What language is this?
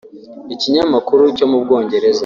Kinyarwanda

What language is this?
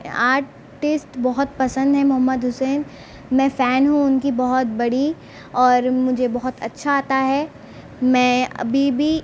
Urdu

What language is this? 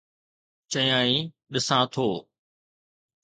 Sindhi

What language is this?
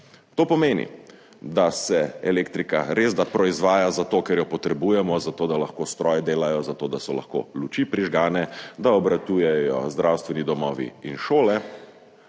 Slovenian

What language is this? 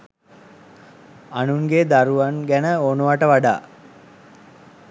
Sinhala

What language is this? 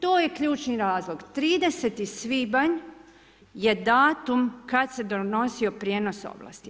Croatian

